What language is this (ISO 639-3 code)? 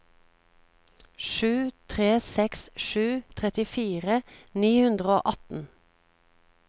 nor